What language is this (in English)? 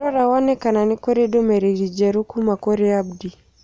Kikuyu